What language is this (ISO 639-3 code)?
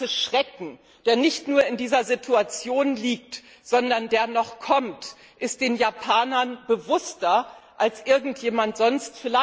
deu